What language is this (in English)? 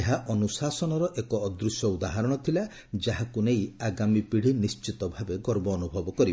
Odia